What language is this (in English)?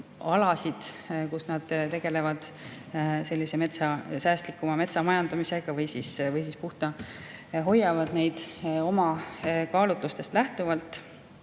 Estonian